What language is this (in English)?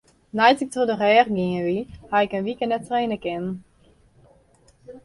Western Frisian